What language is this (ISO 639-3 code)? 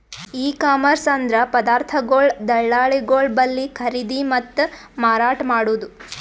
kan